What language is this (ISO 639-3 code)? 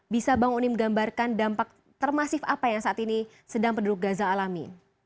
ind